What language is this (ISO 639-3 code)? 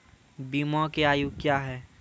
mai